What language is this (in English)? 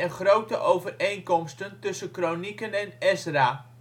Dutch